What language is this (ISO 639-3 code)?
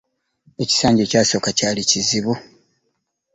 lug